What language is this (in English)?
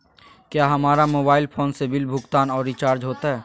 Magahi